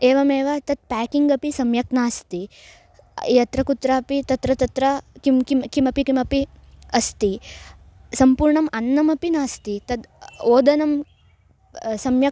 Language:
Sanskrit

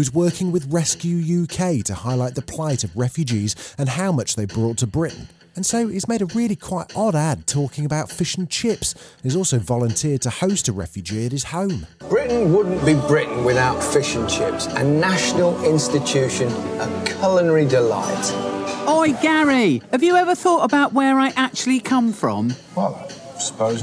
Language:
English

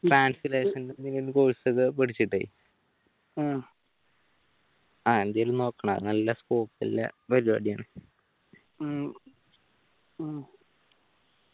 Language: Malayalam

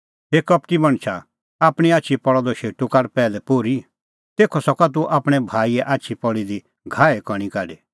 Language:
Kullu Pahari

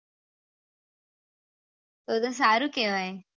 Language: Gujarati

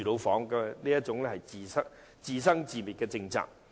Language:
Cantonese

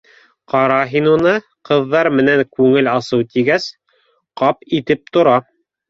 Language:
Bashkir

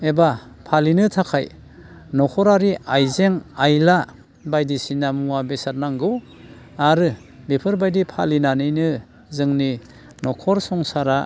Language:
Bodo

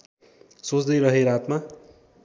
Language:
Nepali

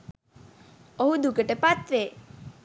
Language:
Sinhala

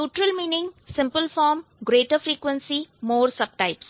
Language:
Hindi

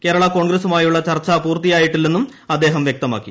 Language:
Malayalam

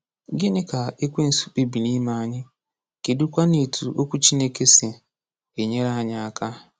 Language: Igbo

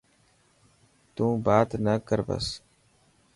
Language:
Dhatki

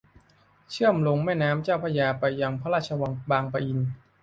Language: Thai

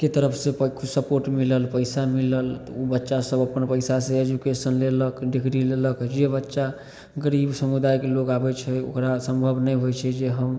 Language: Maithili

